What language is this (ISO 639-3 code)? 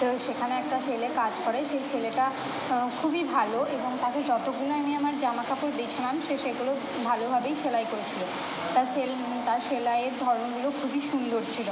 ben